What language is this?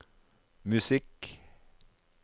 Norwegian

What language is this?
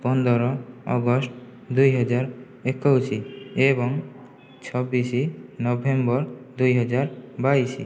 Odia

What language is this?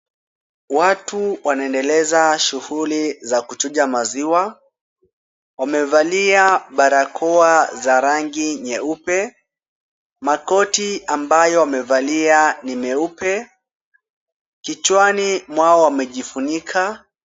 Swahili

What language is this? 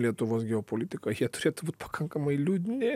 Lithuanian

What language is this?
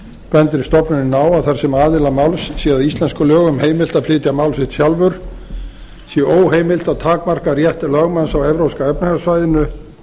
Icelandic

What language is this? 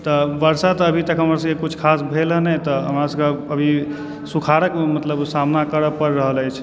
Maithili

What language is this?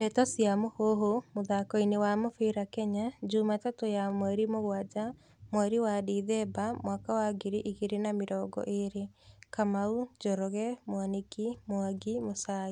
Kikuyu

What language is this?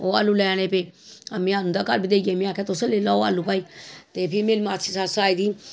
Dogri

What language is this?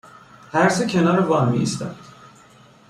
Persian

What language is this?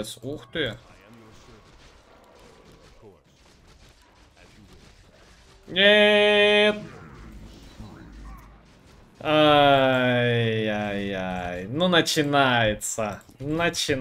Russian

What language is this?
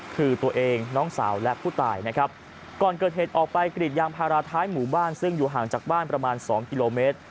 Thai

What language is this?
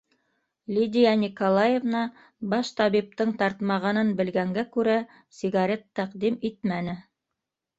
Bashkir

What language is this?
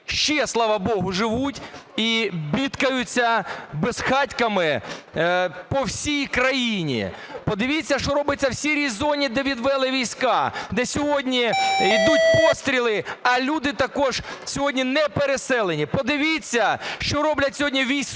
Ukrainian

